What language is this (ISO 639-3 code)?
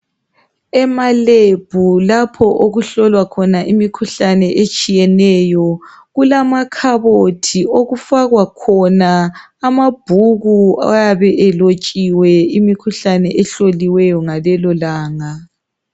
nde